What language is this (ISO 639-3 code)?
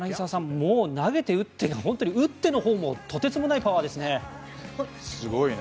jpn